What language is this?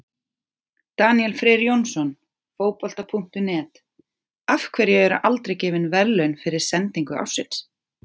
Icelandic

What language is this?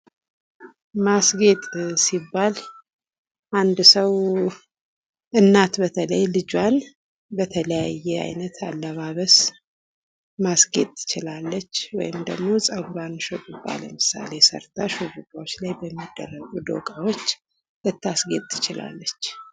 Amharic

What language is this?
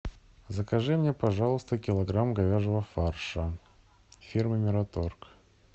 Russian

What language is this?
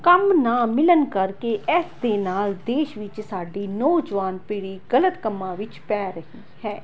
Punjabi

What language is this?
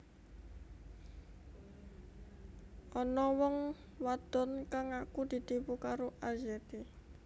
Javanese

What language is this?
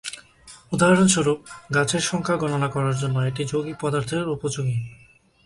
Bangla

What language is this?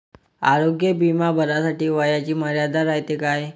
Marathi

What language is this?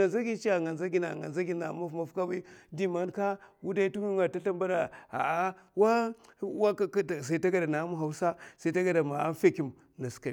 Mafa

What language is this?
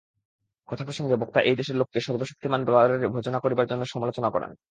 Bangla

